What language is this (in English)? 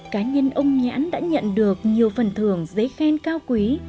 Vietnamese